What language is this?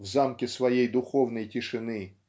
Russian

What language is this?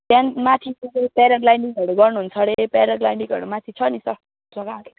Nepali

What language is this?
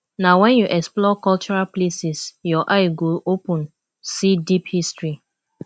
Nigerian Pidgin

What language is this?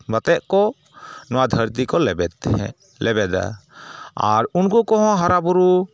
Santali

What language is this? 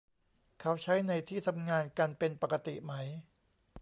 Thai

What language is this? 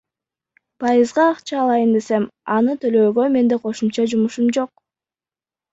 Kyrgyz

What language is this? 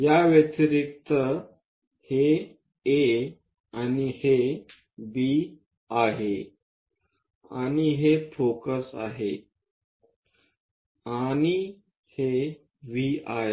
Marathi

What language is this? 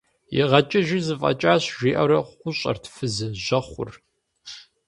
Kabardian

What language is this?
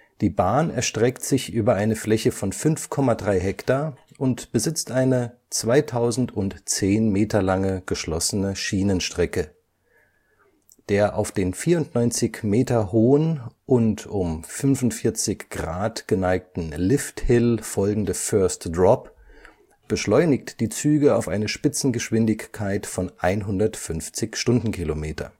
German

